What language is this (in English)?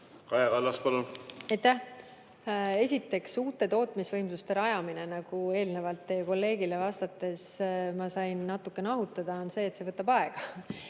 Estonian